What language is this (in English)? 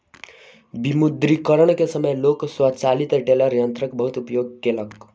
Maithili